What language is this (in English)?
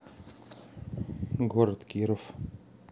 Russian